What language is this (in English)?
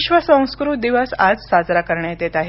Marathi